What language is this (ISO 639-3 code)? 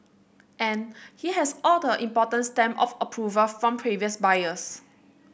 eng